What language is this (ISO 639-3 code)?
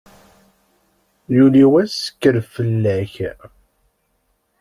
kab